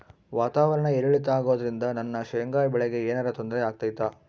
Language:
Kannada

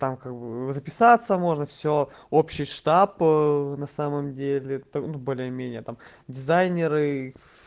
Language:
Russian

